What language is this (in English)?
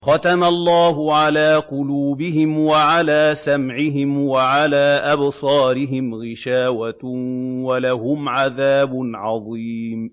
Arabic